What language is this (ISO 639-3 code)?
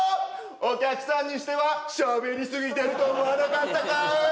jpn